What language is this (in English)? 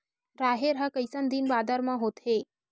Chhattisgarhi